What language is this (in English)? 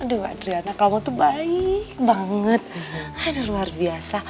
Indonesian